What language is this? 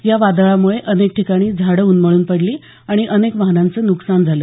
Marathi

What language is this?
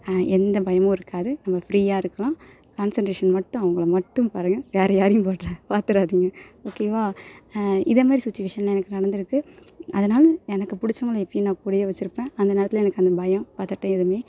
Tamil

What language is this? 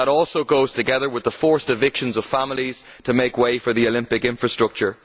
English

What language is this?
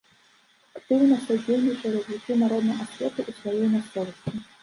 Belarusian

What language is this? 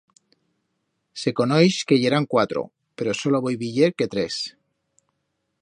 Aragonese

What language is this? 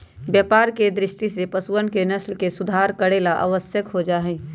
Magahi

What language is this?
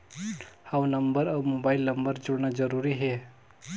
Chhattisgarhi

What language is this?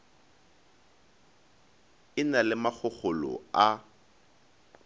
Northern Sotho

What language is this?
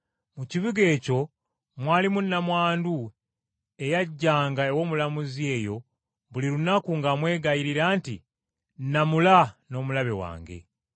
Ganda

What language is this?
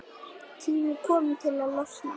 Icelandic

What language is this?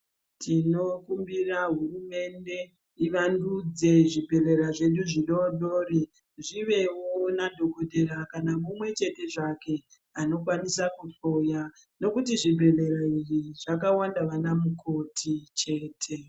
Ndau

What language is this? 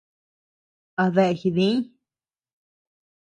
Tepeuxila Cuicatec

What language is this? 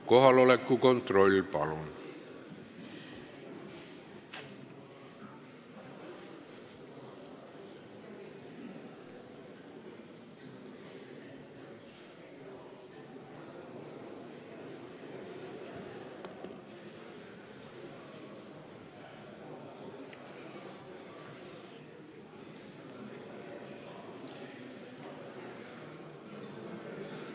Estonian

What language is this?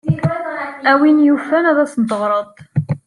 Kabyle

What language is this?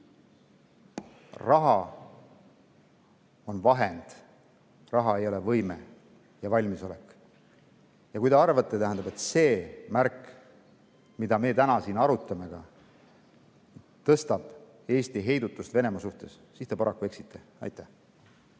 Estonian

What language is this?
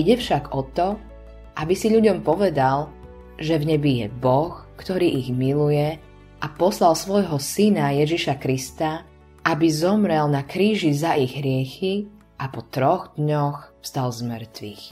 Slovak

